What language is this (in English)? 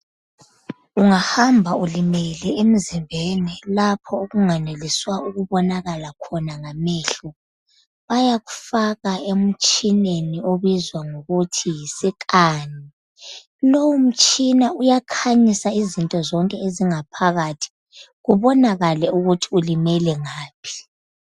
North Ndebele